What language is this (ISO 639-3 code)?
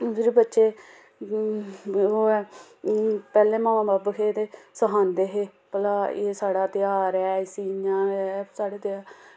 doi